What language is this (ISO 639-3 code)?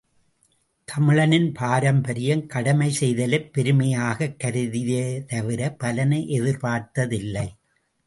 tam